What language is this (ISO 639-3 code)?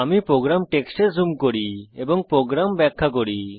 ben